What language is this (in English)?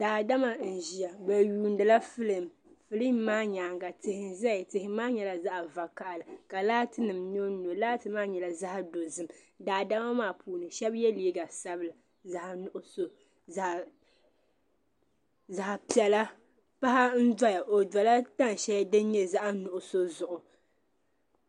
Dagbani